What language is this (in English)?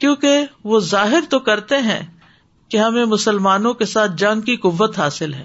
Urdu